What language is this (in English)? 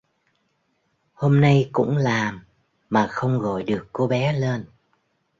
Vietnamese